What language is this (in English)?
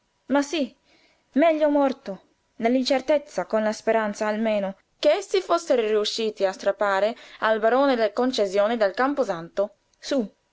Italian